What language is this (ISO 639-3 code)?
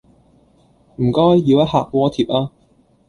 yue